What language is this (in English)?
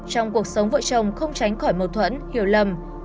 Vietnamese